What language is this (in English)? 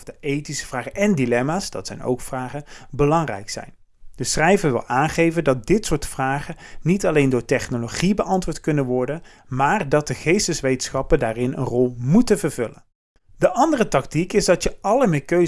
Dutch